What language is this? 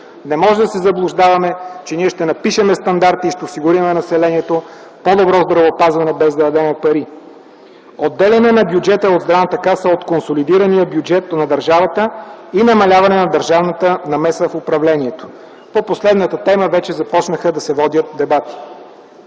Bulgarian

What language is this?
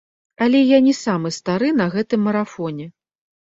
Belarusian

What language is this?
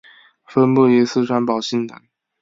Chinese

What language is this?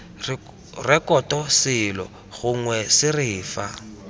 Tswana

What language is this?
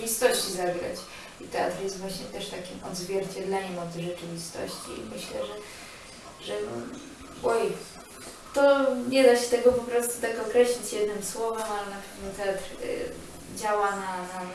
Polish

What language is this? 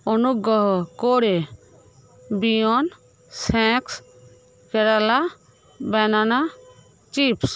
Bangla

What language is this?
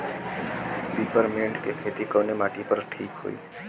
Bhojpuri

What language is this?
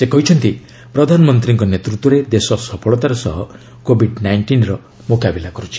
Odia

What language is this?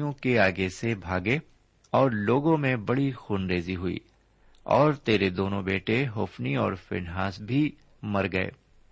Urdu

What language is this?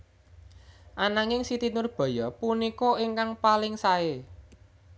Javanese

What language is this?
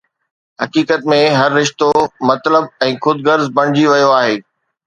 Sindhi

